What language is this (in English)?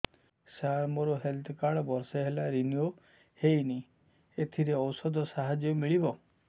Odia